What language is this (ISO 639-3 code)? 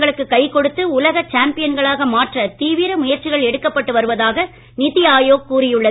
tam